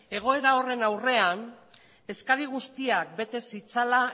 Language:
Basque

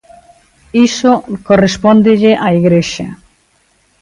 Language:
Galician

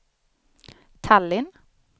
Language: Swedish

